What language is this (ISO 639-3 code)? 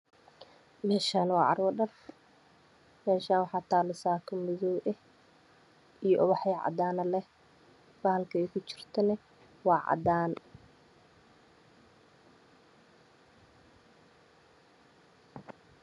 som